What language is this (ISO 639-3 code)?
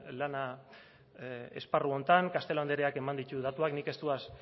eus